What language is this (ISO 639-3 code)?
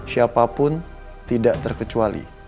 ind